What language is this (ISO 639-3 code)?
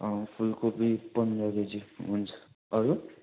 nep